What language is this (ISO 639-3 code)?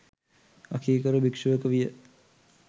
sin